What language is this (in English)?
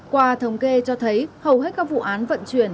Vietnamese